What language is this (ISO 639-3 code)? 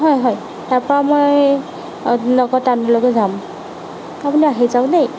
asm